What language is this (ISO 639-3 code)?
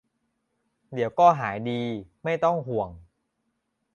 tha